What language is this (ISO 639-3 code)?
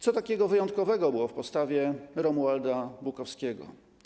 pol